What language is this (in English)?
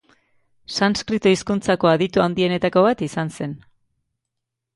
Basque